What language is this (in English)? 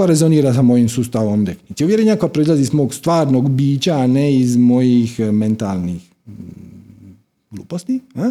Croatian